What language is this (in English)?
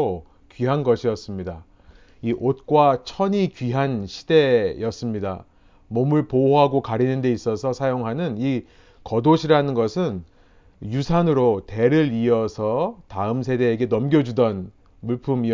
Korean